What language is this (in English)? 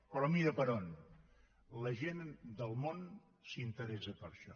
Catalan